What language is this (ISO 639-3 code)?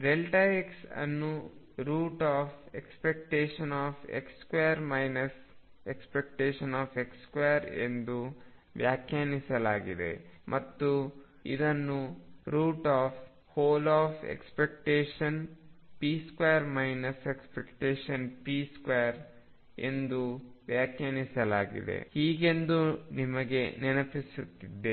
kan